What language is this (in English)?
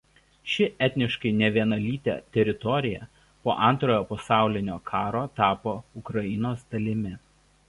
Lithuanian